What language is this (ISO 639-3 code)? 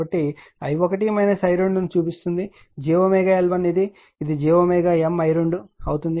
tel